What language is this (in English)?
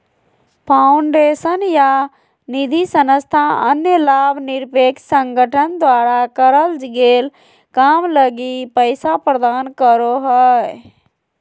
Magahi